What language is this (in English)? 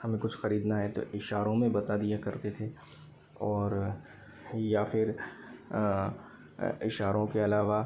Hindi